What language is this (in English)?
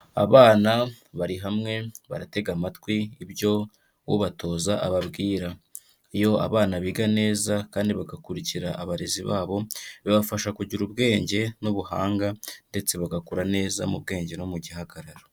Kinyarwanda